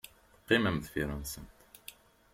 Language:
Kabyle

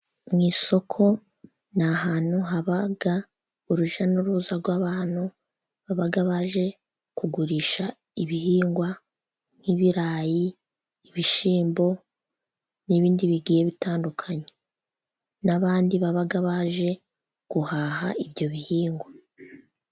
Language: Kinyarwanda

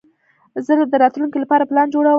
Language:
Pashto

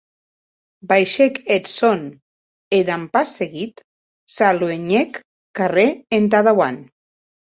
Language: Occitan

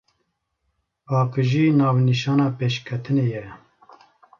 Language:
Kurdish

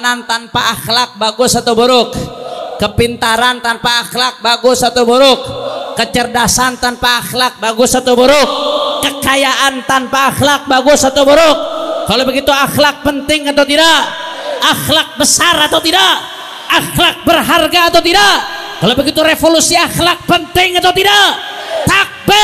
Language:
Indonesian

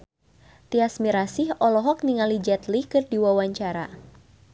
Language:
Sundanese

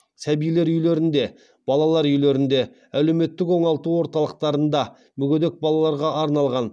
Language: Kazakh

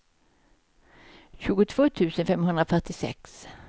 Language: Swedish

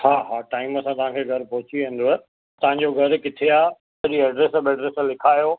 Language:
Sindhi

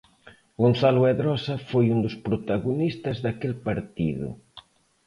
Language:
Galician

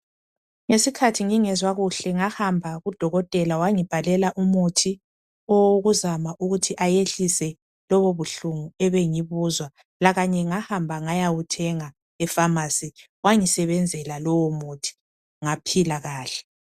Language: North Ndebele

